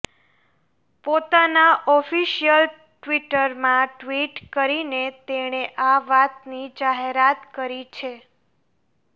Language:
Gujarati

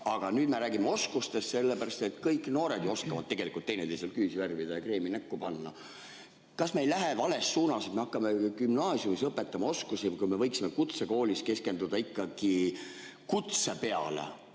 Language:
Estonian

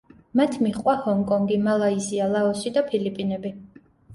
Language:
Georgian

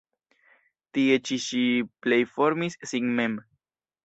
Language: Esperanto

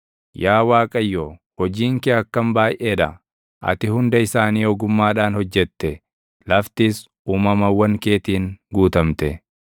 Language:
Oromo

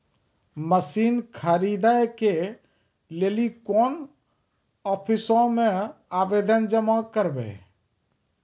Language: Maithili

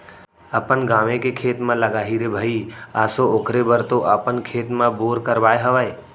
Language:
Chhattisgarhi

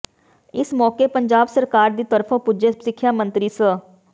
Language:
Punjabi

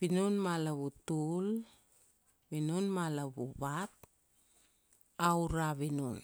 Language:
Kuanua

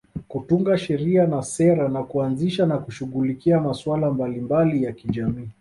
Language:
Swahili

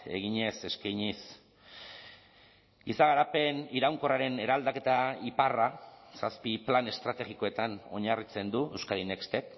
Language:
Basque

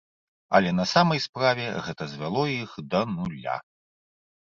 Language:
Belarusian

